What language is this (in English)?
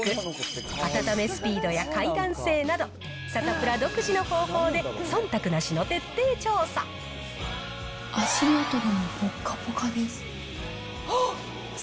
Japanese